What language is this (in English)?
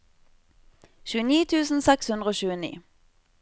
Norwegian